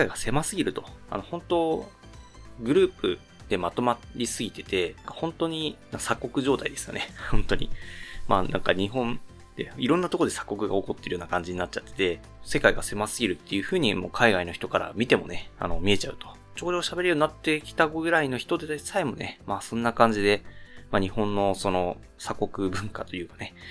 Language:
Japanese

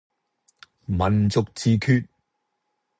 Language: Cantonese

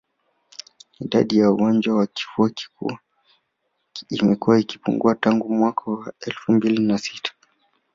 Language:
Swahili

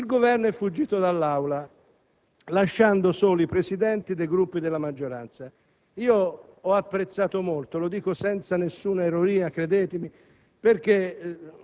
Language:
Italian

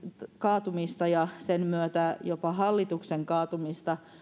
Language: Finnish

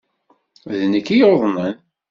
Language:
Kabyle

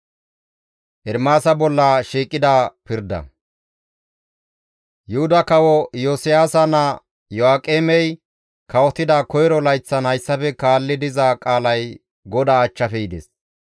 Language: Gamo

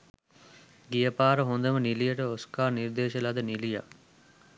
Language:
Sinhala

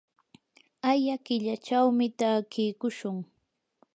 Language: Yanahuanca Pasco Quechua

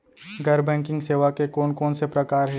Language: Chhattisgarhi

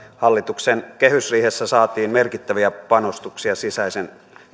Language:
Finnish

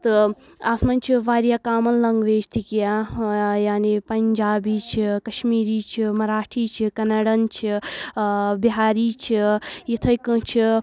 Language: Kashmiri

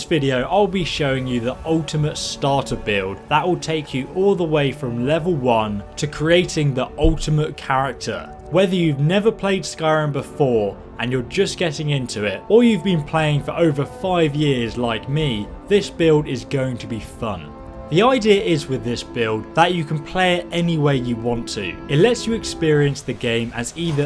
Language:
English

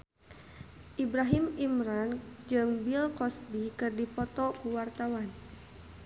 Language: Sundanese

